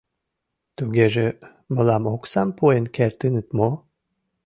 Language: Mari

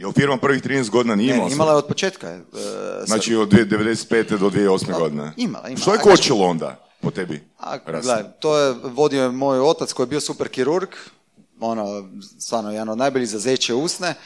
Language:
Croatian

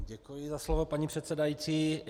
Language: Czech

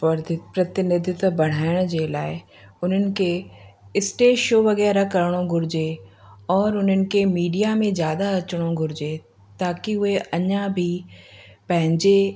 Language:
Sindhi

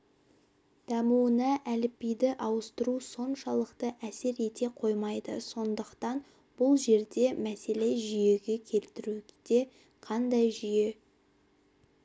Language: Kazakh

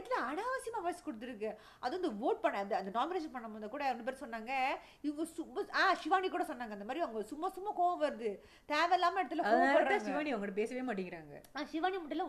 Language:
Tamil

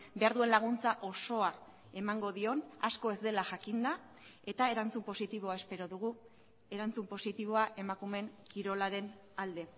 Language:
Basque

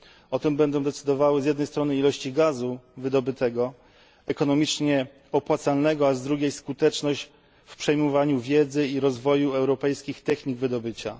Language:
Polish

